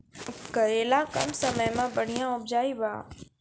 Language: Maithili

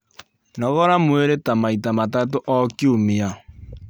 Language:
Kikuyu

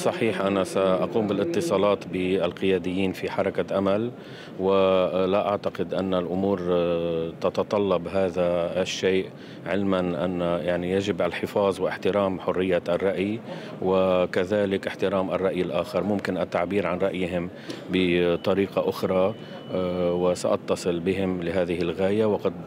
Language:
Arabic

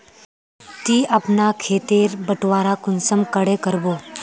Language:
Magahi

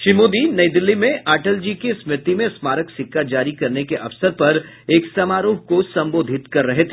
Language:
Hindi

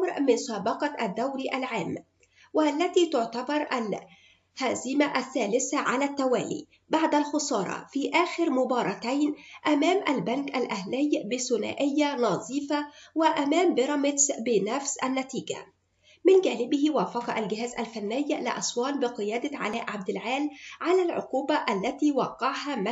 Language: Arabic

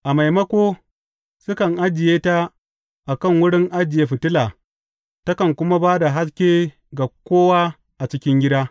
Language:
Hausa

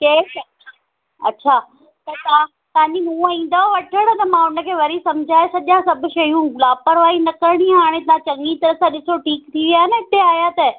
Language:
Sindhi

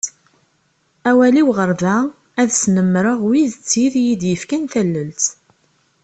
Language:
Kabyle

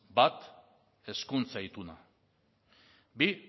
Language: Basque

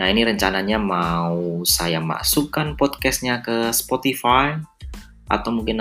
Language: Indonesian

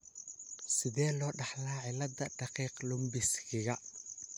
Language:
Somali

